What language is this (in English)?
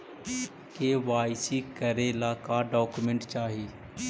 Magahi